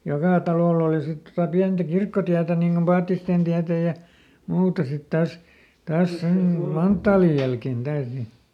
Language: Finnish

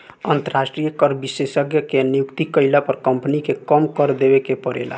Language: Bhojpuri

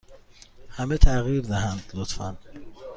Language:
Persian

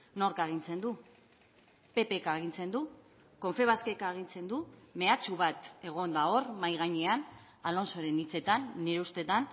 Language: Basque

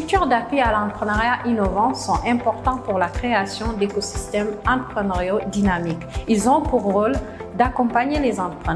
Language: French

